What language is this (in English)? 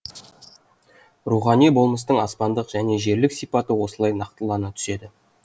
Kazakh